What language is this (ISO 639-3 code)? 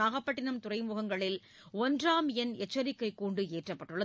tam